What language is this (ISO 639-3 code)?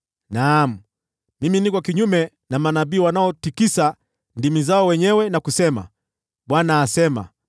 swa